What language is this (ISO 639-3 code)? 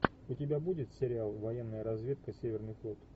rus